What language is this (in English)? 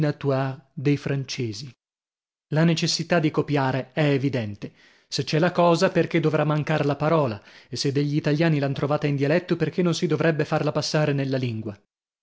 Italian